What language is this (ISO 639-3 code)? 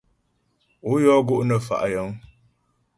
bbj